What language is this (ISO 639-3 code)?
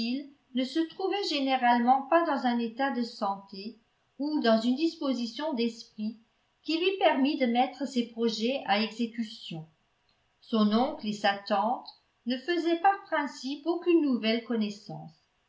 fra